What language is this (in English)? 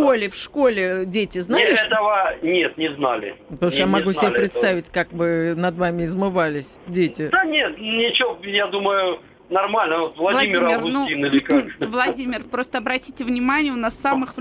Russian